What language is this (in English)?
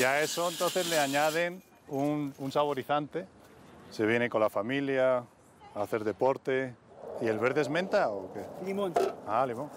Spanish